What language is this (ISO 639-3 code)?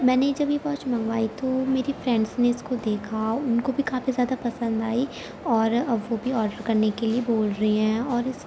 urd